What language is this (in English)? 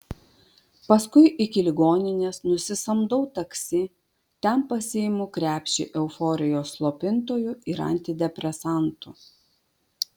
Lithuanian